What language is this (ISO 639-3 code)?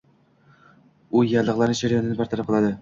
uzb